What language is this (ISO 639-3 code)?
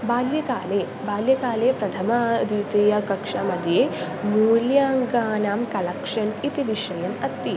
san